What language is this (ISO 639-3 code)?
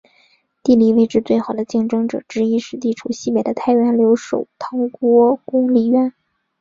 zho